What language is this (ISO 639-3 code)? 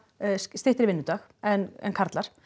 isl